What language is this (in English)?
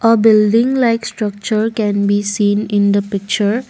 English